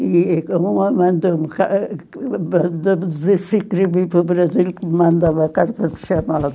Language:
Portuguese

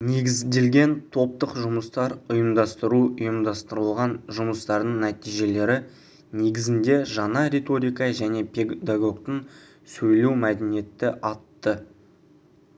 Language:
Kazakh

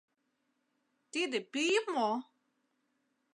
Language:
Mari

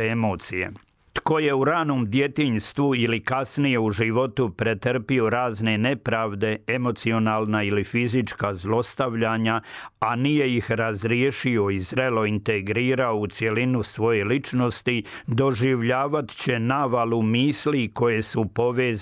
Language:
Croatian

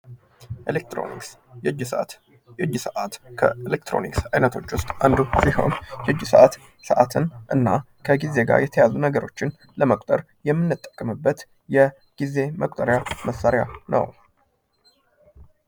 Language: Amharic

